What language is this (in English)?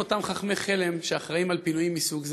Hebrew